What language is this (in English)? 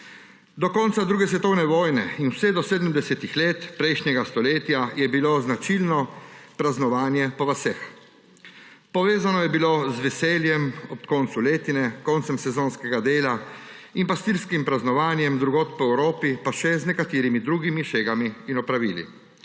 Slovenian